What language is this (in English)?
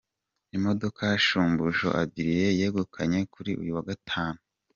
Kinyarwanda